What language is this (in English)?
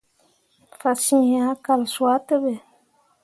Mundang